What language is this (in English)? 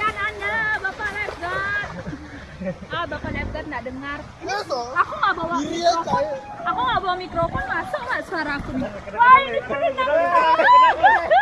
Indonesian